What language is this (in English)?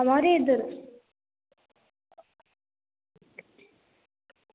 Dogri